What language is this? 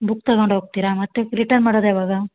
Kannada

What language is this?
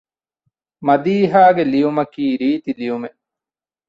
Divehi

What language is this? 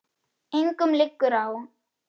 Icelandic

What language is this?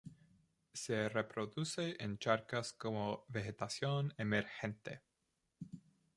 Spanish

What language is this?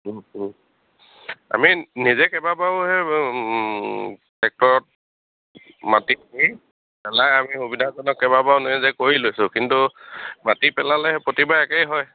Assamese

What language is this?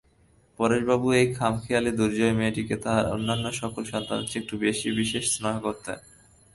Bangla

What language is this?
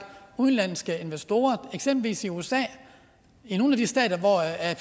Danish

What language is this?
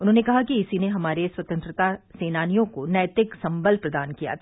Hindi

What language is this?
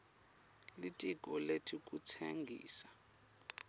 Swati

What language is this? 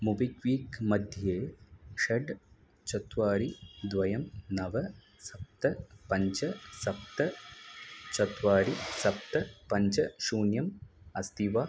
Sanskrit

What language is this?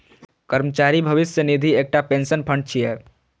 Maithili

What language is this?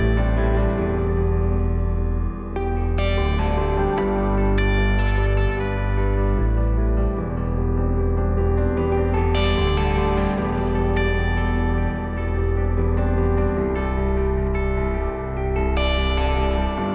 Vietnamese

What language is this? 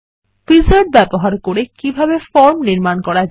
Bangla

